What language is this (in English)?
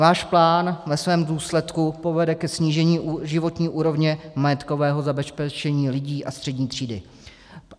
Czech